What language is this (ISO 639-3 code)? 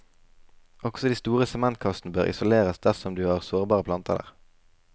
nor